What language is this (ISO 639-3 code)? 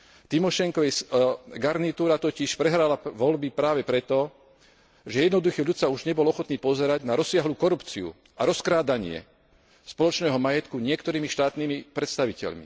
slk